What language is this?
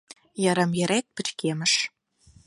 Mari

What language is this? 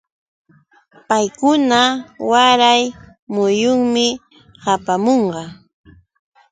Yauyos Quechua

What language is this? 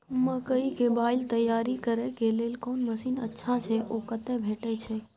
Maithili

